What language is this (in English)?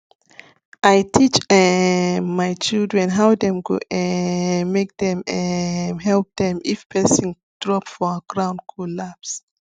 Nigerian Pidgin